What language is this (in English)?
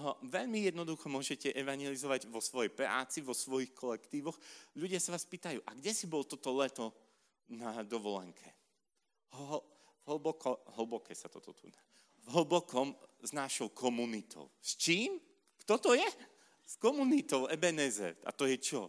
Slovak